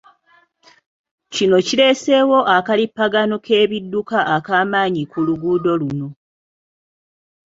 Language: Ganda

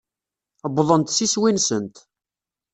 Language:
Kabyle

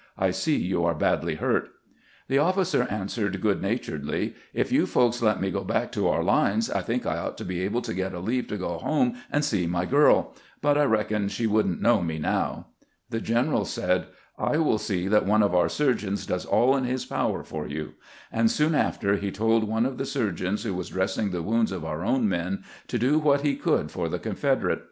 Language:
English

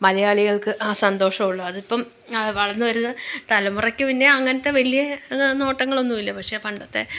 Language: Malayalam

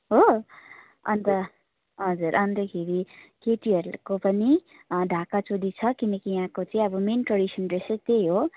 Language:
Nepali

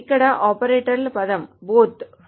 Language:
Telugu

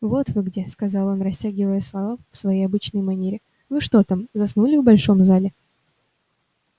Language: Russian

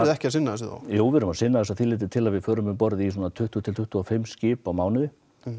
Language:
Icelandic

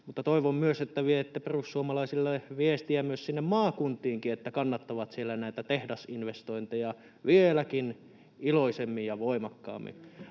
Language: Finnish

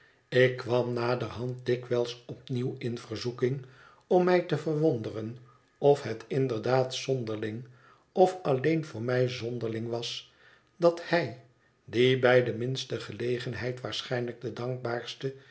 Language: Dutch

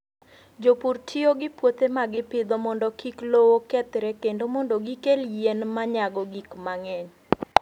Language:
Luo (Kenya and Tanzania)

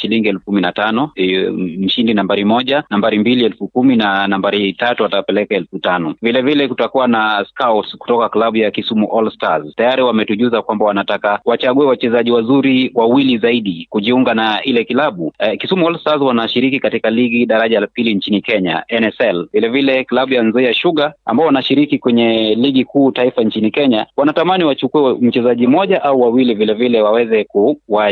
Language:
Swahili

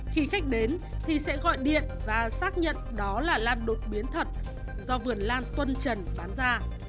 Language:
Vietnamese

